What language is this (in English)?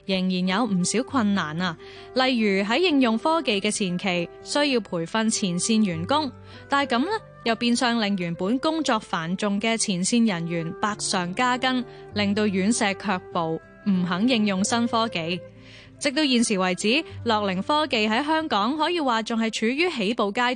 Chinese